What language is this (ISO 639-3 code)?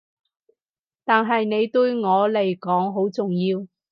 yue